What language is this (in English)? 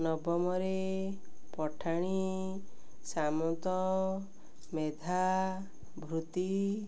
Odia